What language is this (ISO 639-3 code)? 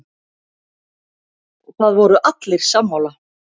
isl